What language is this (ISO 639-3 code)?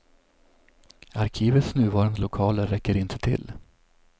swe